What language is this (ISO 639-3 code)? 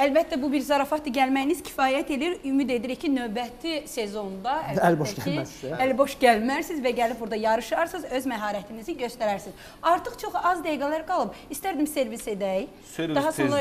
tur